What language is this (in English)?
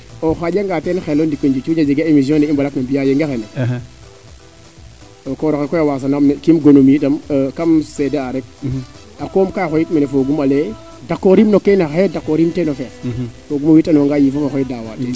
Serer